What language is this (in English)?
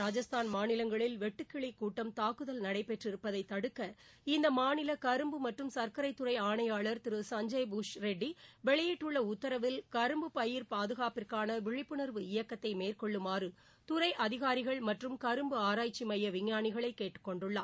Tamil